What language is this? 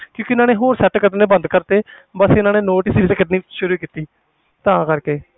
Punjabi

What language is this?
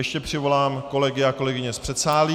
Czech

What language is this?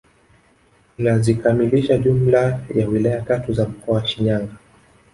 Swahili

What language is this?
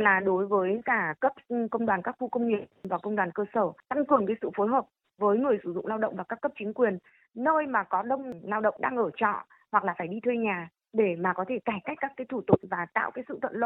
Vietnamese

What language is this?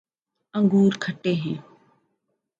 Urdu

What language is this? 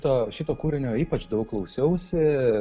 Lithuanian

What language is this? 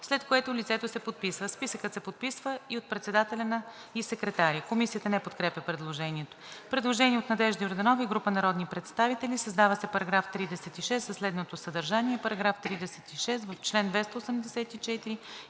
Bulgarian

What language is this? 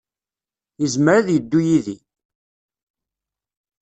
Kabyle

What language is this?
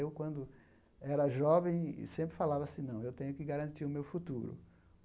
Portuguese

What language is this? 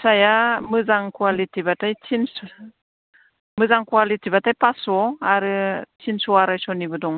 Bodo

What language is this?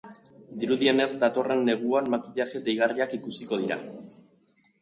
Basque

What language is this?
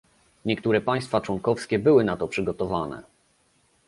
Polish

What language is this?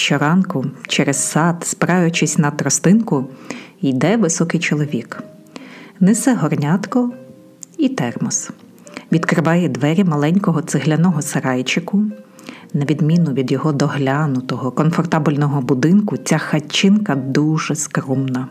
Ukrainian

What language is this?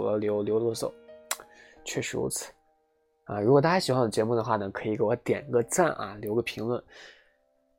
Chinese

